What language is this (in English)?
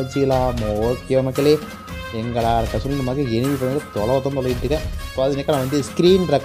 Indonesian